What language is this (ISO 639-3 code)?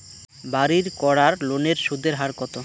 ben